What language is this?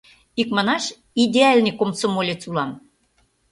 Mari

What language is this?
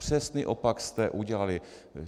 Czech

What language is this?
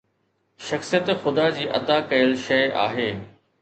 Sindhi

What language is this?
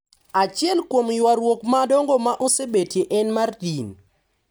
Luo (Kenya and Tanzania)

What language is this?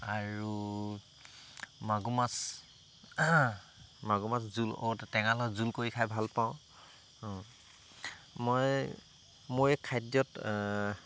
Assamese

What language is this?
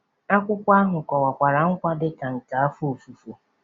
Igbo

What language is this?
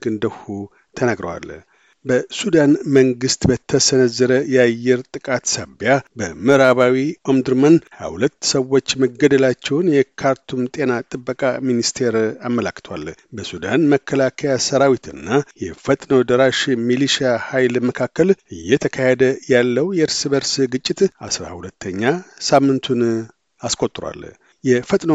Amharic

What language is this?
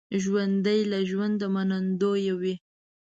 Pashto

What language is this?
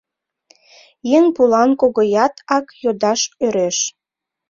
Mari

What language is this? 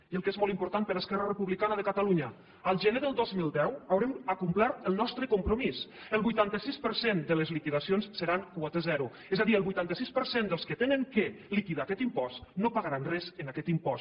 Catalan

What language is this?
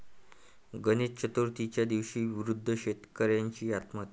Marathi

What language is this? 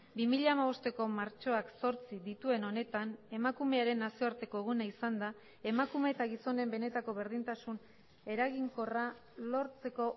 Basque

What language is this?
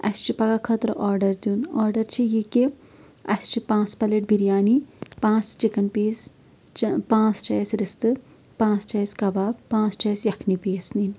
Kashmiri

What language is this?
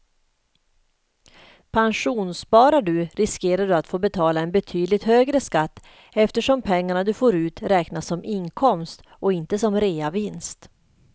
Swedish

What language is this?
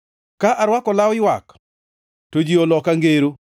Luo (Kenya and Tanzania)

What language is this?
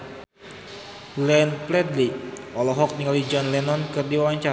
Sundanese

